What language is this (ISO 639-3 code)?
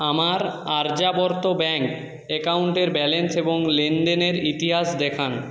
ben